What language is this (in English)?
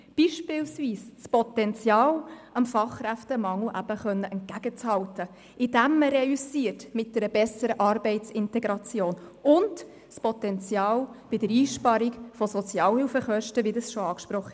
Swiss German